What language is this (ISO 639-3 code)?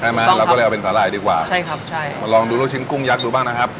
tha